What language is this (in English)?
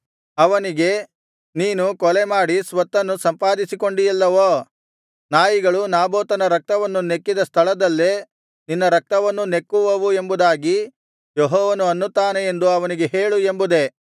Kannada